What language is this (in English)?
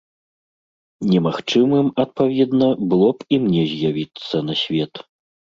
Belarusian